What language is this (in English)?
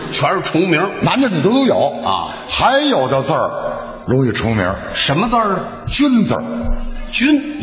Chinese